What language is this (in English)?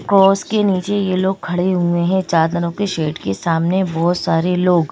Hindi